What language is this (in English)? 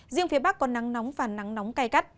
Vietnamese